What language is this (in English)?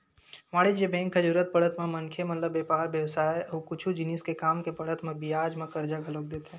Chhattisgarhi